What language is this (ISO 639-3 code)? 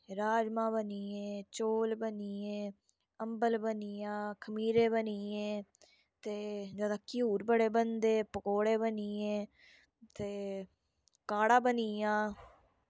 doi